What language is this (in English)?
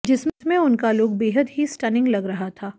Hindi